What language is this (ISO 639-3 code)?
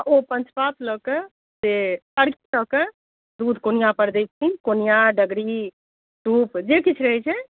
mai